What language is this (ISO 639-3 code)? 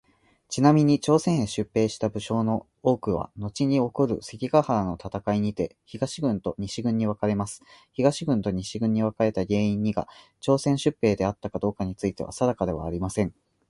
jpn